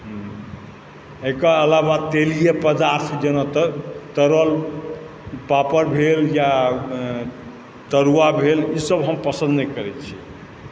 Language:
Maithili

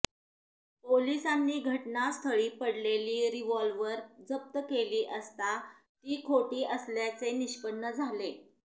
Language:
Marathi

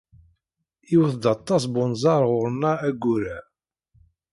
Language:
Kabyle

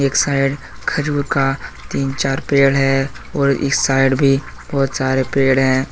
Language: Hindi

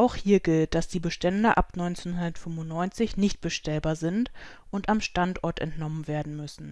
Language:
German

